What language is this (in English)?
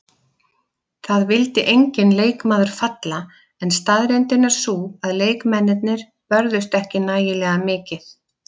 Icelandic